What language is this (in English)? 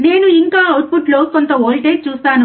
Telugu